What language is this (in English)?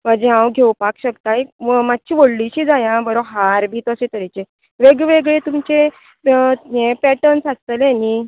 Konkani